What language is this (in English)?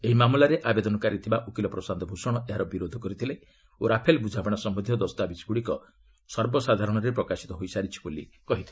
Odia